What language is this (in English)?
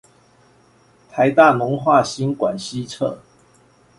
Chinese